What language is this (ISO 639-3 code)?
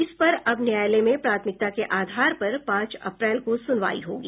hin